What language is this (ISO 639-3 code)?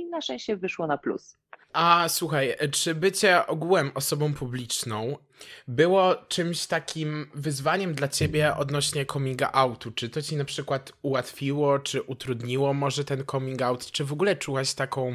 pol